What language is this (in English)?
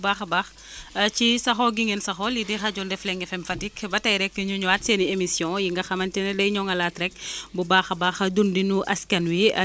Wolof